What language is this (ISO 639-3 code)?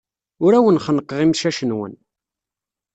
kab